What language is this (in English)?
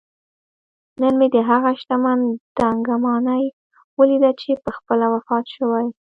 Pashto